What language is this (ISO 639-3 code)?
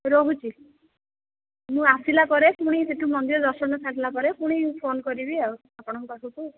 ori